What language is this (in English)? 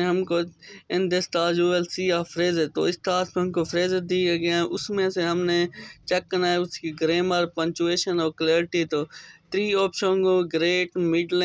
Hindi